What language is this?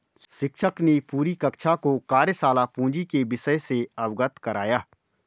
Hindi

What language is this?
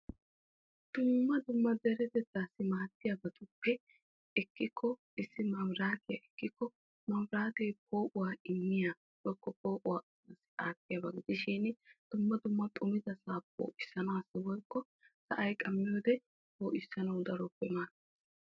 Wolaytta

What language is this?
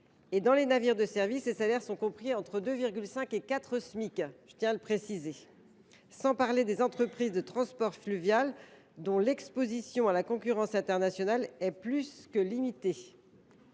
French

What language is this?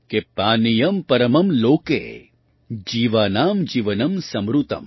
Gujarati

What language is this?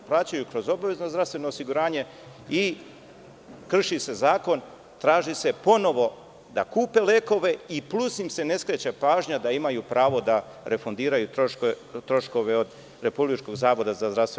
Serbian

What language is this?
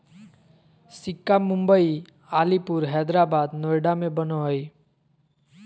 Magahi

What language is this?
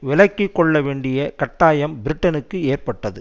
Tamil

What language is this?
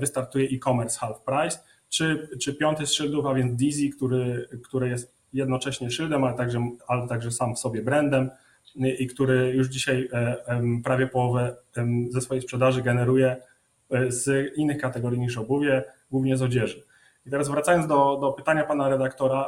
Polish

